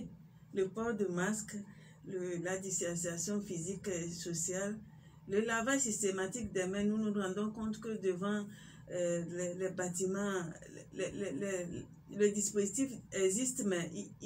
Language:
French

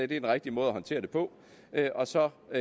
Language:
Danish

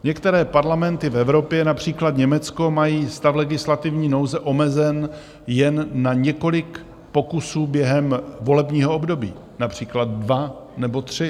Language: Czech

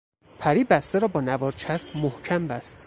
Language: Persian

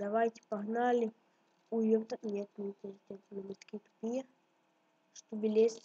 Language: Russian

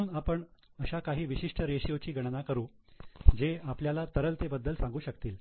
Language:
Marathi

